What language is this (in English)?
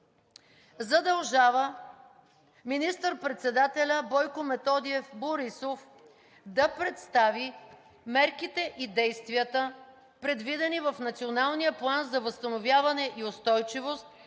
Bulgarian